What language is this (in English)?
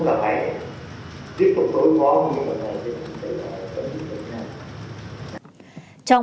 Vietnamese